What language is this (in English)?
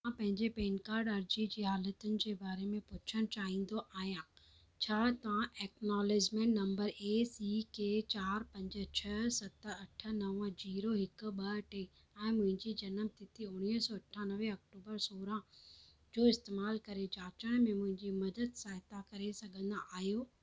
Sindhi